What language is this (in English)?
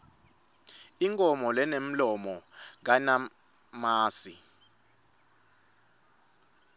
Swati